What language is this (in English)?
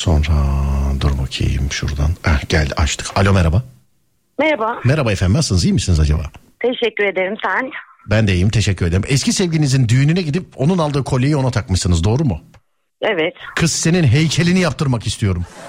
Turkish